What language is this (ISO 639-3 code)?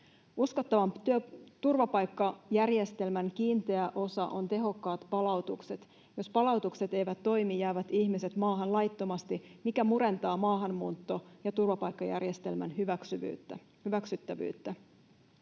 fin